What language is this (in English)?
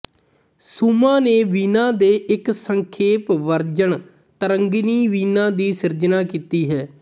Punjabi